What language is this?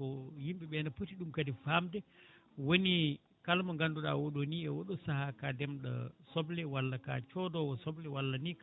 Fula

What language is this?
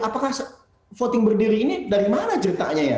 Indonesian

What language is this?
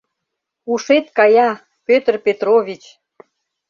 Mari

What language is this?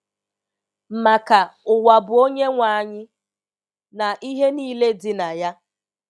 Igbo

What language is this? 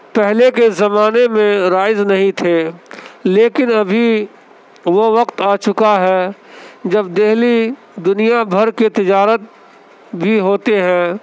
Urdu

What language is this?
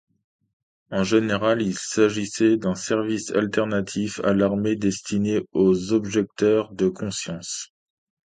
French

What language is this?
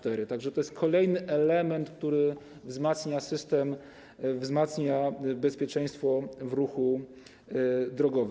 Polish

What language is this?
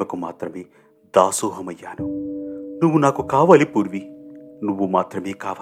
Telugu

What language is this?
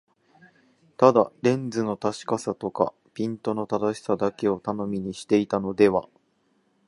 Japanese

